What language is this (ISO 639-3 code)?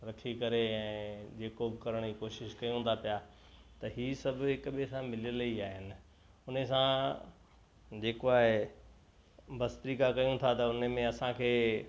snd